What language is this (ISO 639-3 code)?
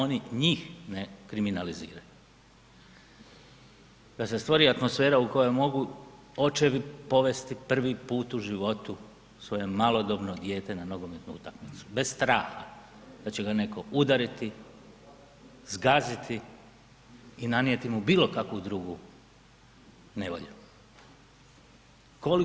hrv